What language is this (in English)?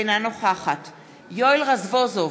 Hebrew